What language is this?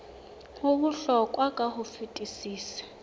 Southern Sotho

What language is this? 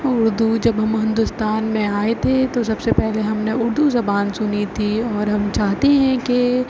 Urdu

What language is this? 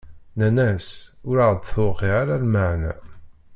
Kabyle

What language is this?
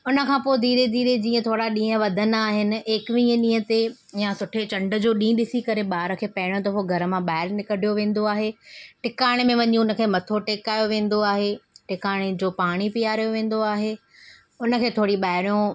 Sindhi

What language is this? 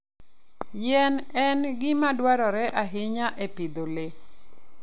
Luo (Kenya and Tanzania)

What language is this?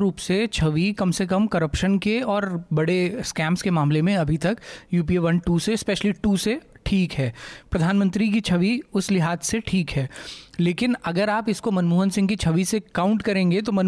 Hindi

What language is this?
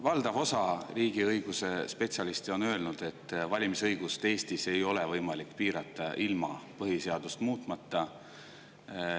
Estonian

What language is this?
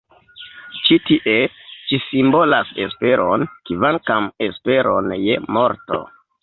Esperanto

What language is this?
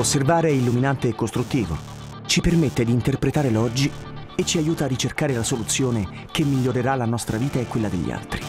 Italian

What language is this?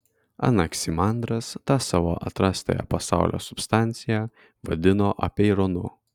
Lithuanian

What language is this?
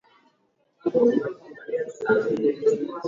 Swahili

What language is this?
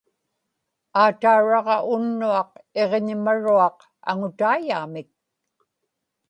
Inupiaq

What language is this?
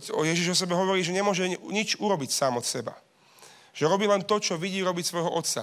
Slovak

